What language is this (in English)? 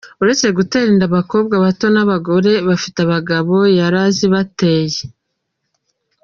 Kinyarwanda